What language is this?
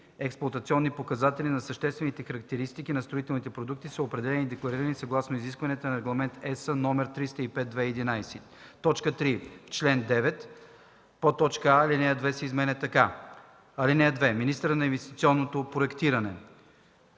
Bulgarian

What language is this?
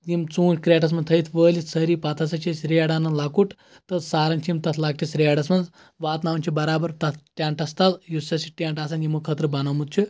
Kashmiri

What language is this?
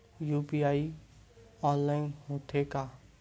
Chhattisgarhi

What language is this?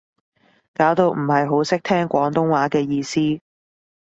Cantonese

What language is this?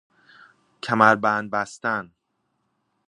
Persian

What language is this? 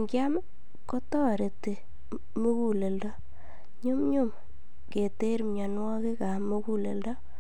Kalenjin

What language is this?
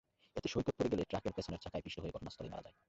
Bangla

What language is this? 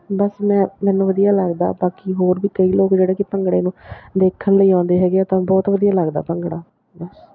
Punjabi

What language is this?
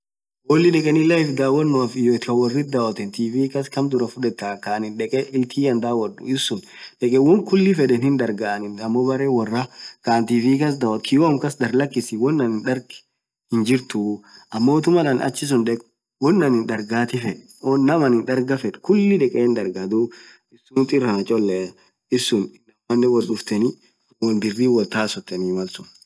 Orma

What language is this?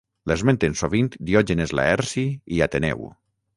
Catalan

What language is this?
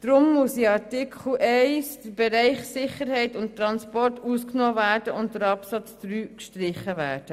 Swiss German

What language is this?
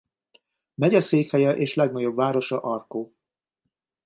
Hungarian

